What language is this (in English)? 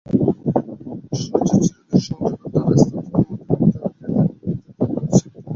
Bangla